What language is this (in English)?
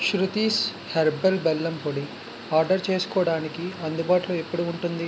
Telugu